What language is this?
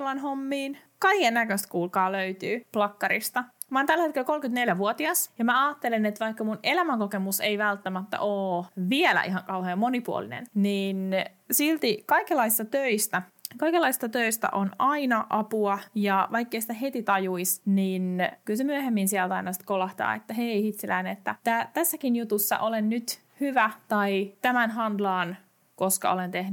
Finnish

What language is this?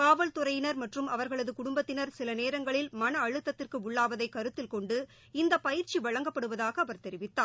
Tamil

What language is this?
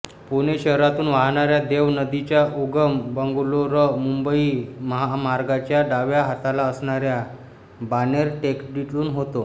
Marathi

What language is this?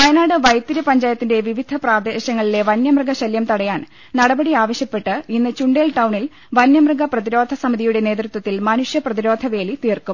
Malayalam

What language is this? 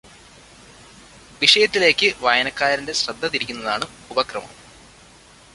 Malayalam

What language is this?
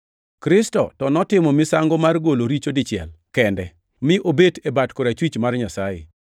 Luo (Kenya and Tanzania)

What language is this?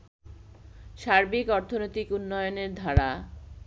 Bangla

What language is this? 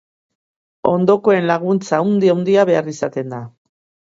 Basque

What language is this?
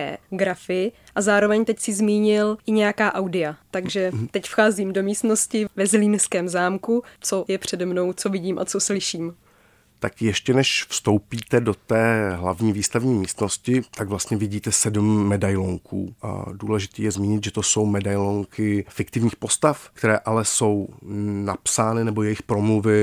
Czech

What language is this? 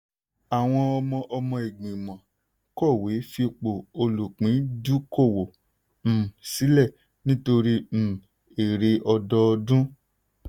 Yoruba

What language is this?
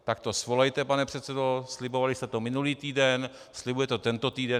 Czech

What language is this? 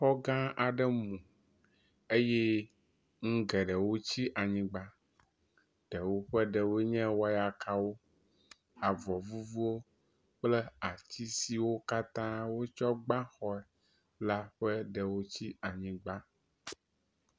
Ewe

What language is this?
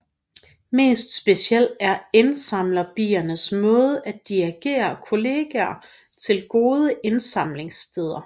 Danish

